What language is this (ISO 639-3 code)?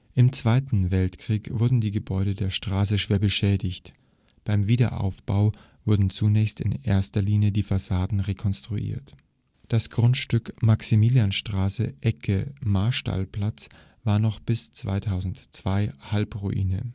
deu